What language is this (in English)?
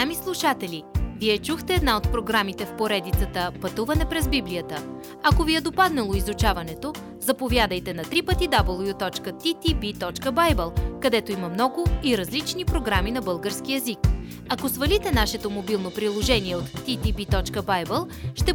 Bulgarian